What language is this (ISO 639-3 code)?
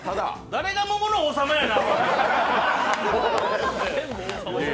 jpn